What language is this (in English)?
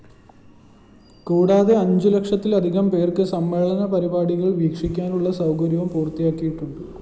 Malayalam